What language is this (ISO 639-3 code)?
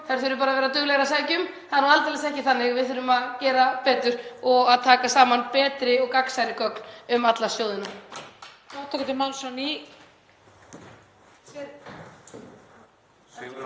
isl